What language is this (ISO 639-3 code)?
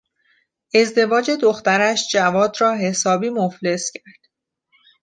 fas